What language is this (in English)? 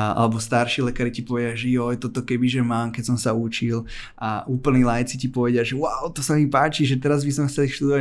Slovak